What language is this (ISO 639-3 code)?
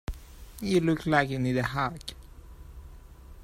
eng